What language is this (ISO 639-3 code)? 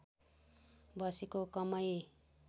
nep